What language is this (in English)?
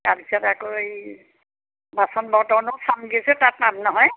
Assamese